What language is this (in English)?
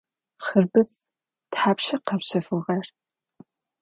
Adyghe